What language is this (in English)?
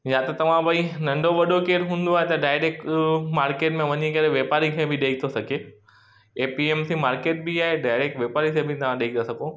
Sindhi